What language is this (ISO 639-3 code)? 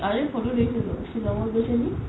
asm